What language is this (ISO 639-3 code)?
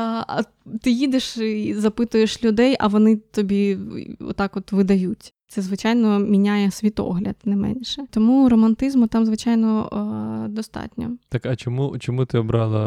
ukr